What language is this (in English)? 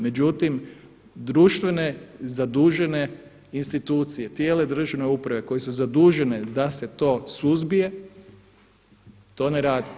Croatian